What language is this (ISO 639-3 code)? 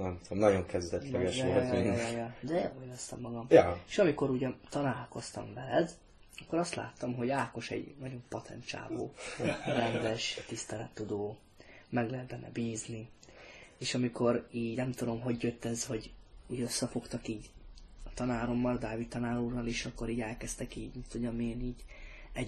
hun